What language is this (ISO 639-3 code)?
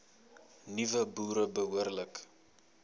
afr